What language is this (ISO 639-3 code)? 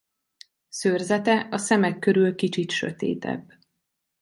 hun